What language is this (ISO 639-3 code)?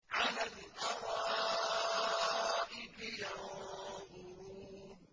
ara